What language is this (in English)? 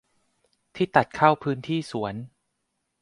Thai